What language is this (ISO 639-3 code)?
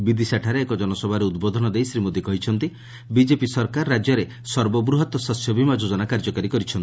ori